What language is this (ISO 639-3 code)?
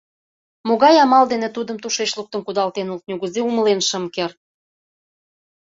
chm